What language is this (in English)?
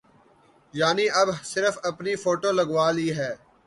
Urdu